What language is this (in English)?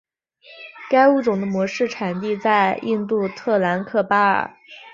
Chinese